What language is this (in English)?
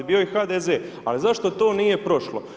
Croatian